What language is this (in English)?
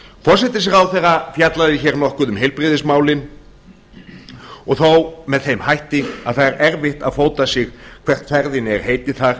Icelandic